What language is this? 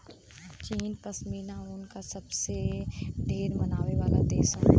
Bhojpuri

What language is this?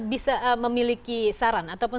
Indonesian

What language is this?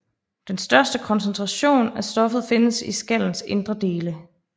Danish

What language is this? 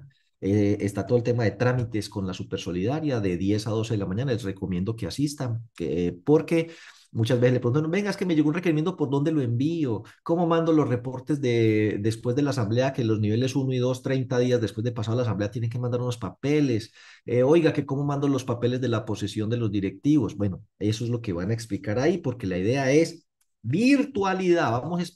Spanish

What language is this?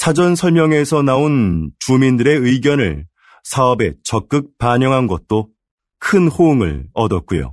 Korean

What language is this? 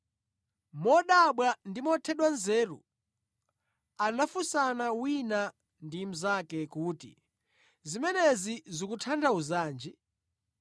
Nyanja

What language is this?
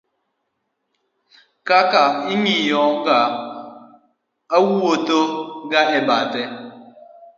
Luo (Kenya and Tanzania)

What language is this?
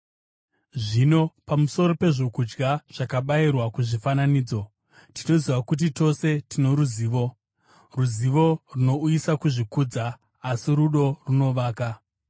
Shona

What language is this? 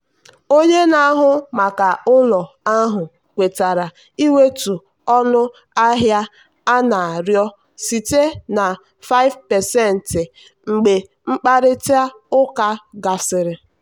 Igbo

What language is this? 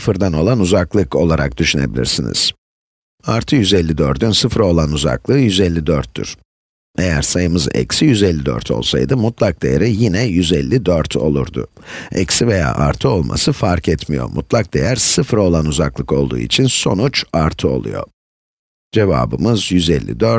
Turkish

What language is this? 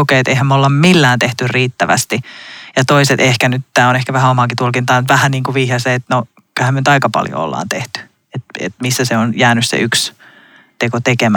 Finnish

